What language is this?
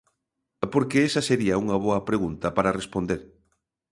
Galician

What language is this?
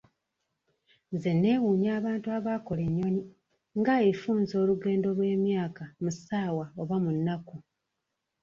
Ganda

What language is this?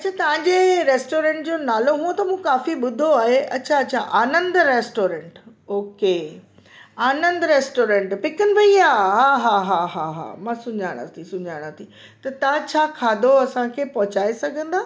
Sindhi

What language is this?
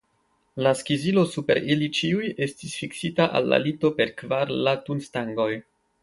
Esperanto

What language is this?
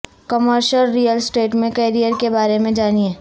Urdu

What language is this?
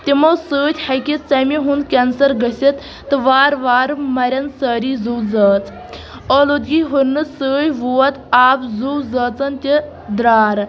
Kashmiri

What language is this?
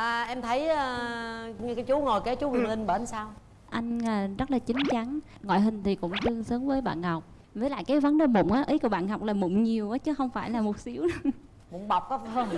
Vietnamese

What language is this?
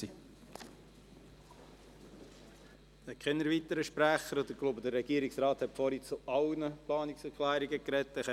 Swiss German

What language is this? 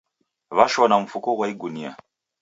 Taita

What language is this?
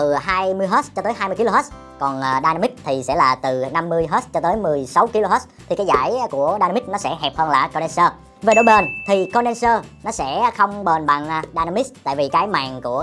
Vietnamese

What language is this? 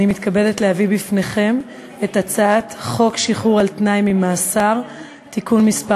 Hebrew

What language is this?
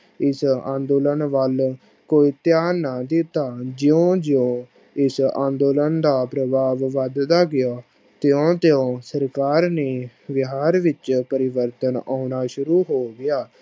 Punjabi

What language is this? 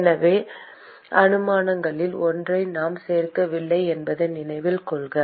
Tamil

